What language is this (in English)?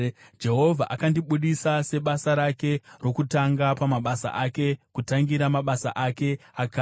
Shona